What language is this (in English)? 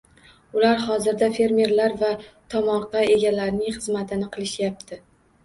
Uzbek